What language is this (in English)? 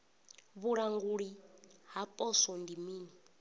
Venda